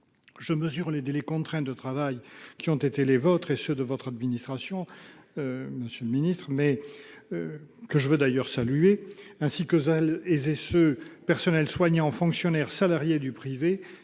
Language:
French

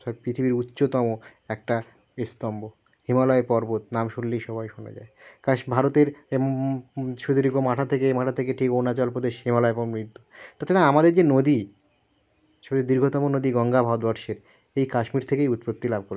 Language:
Bangla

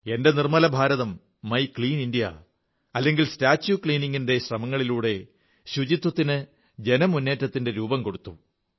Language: Malayalam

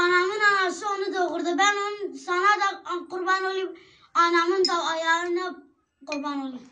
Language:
Turkish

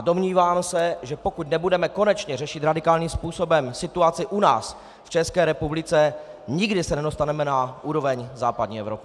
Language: Czech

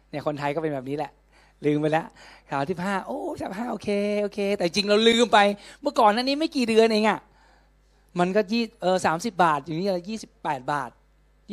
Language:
Thai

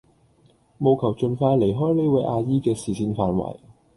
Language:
Cantonese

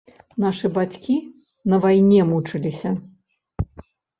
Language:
Belarusian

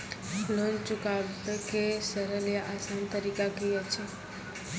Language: Maithili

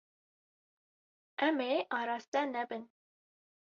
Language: Kurdish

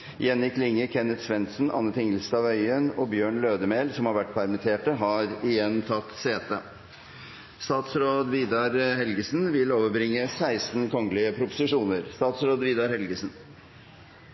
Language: Norwegian Nynorsk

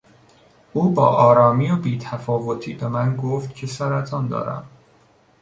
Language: Persian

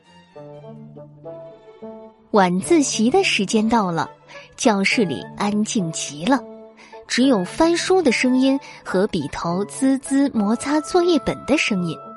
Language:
Chinese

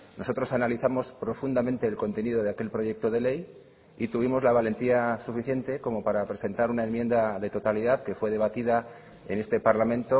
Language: Spanish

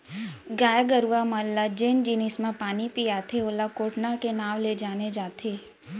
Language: Chhattisgarhi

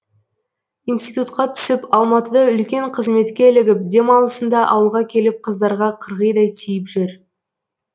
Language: Kazakh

